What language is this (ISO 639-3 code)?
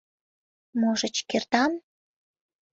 chm